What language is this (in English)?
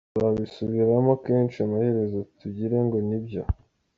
Kinyarwanda